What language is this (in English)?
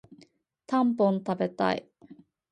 Japanese